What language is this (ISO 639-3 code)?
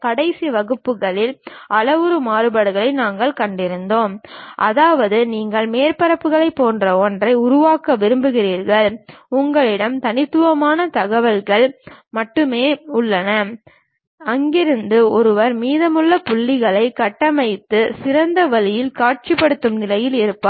tam